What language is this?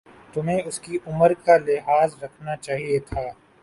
Urdu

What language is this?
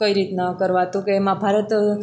Gujarati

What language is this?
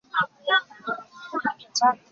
Chinese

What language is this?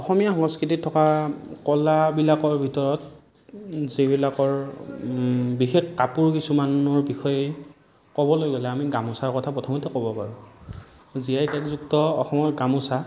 Assamese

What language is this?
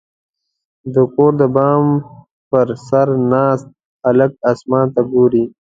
Pashto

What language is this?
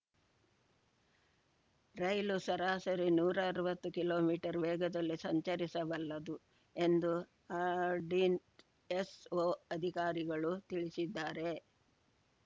Kannada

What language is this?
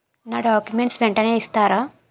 Telugu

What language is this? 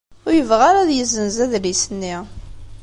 Kabyle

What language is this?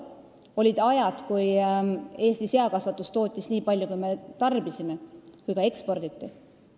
Estonian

